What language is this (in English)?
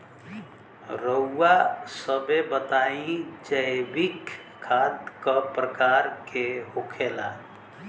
Bhojpuri